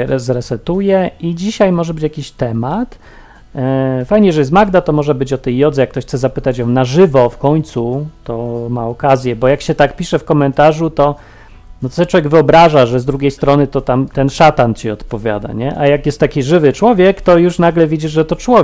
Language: Polish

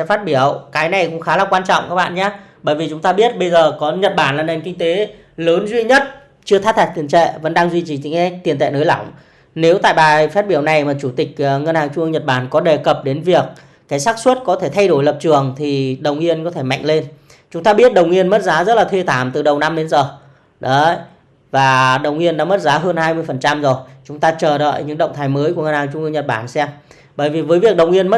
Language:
Vietnamese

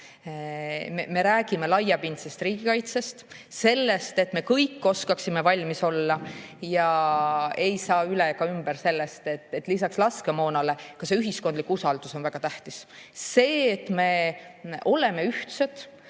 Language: Estonian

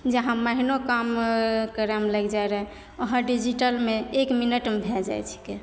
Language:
Maithili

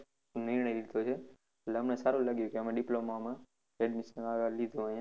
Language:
Gujarati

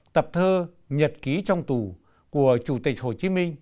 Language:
Vietnamese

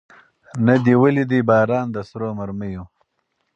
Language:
Pashto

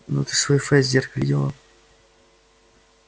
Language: Russian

